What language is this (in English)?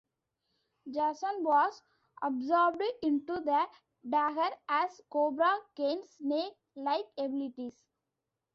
English